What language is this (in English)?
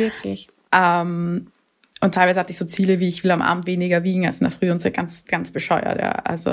German